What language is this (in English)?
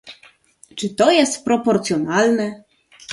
Polish